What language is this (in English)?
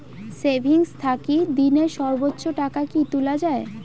Bangla